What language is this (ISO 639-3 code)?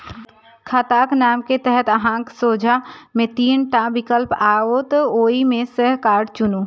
mai